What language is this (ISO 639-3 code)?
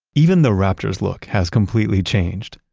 eng